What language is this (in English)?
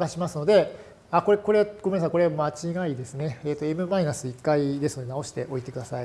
Japanese